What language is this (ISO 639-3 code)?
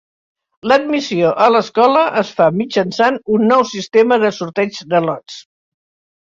cat